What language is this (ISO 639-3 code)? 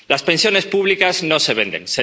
spa